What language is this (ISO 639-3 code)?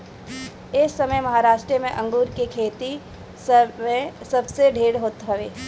bho